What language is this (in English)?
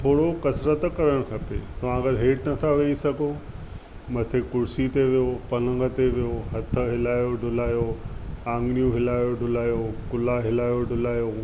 Sindhi